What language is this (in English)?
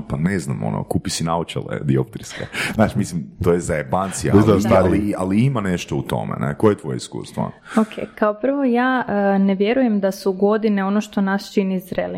Croatian